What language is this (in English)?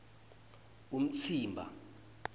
Swati